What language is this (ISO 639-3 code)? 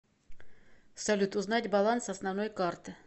rus